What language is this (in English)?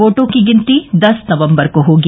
Hindi